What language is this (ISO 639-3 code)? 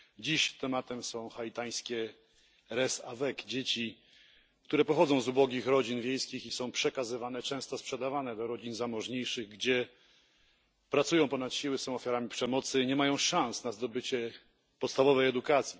pol